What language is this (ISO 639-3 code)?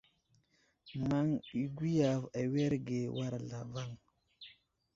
udl